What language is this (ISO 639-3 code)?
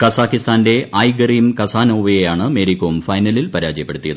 mal